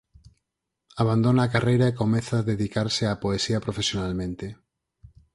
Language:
Galician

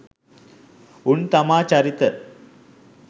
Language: Sinhala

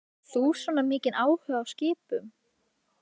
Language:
Icelandic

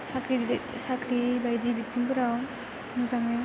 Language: Bodo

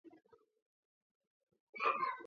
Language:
Georgian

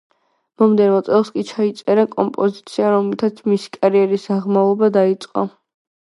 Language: Georgian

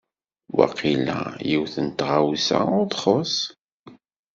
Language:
Kabyle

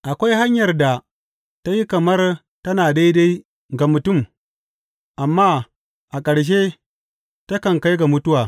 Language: Hausa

